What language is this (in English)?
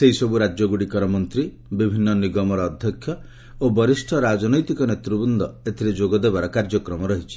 Odia